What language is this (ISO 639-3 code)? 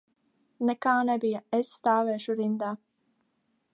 lav